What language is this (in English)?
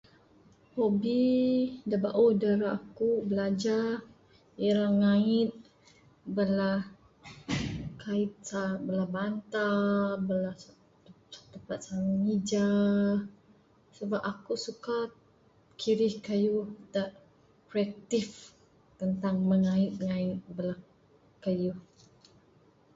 Bukar-Sadung Bidayuh